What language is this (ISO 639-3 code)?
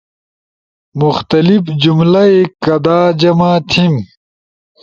ush